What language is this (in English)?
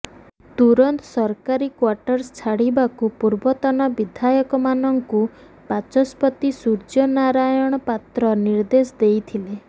Odia